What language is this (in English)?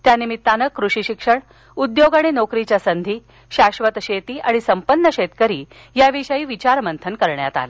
Marathi